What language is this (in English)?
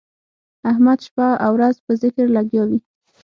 Pashto